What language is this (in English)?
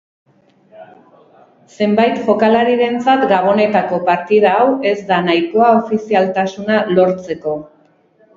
Basque